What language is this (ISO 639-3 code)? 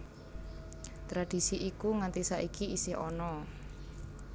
jav